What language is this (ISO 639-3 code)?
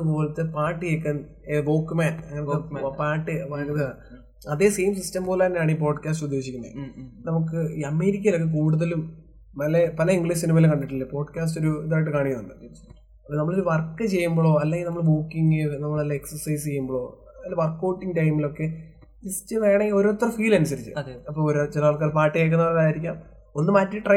mal